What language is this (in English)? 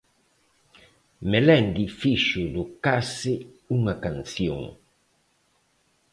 Galician